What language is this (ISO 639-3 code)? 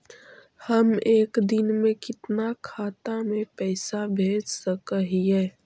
mag